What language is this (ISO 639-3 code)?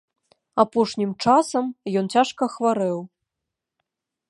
bel